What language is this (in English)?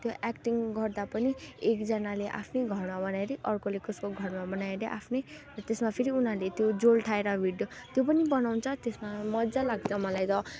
Nepali